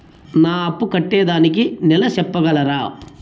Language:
Telugu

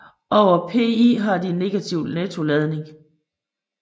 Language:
Danish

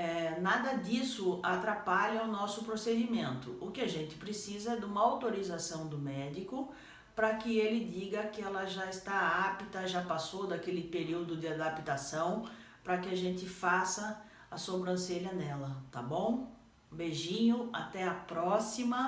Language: Portuguese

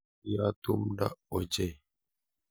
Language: Kalenjin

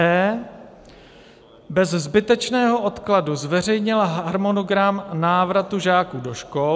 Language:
Czech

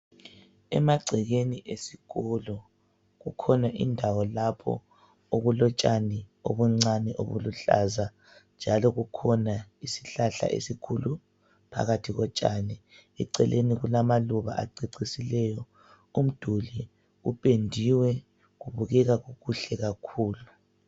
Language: North Ndebele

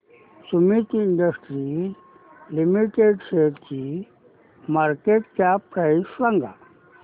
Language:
Marathi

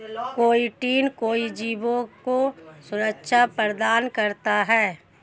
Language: Hindi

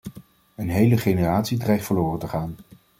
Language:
Dutch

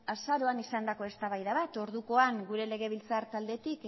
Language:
Basque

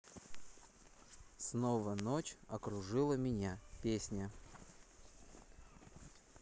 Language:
Russian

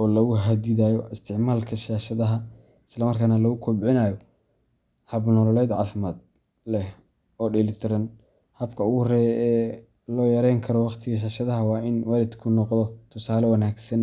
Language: Somali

